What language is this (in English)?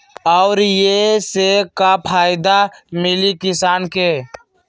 Magahi